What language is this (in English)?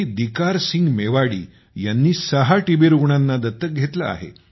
Marathi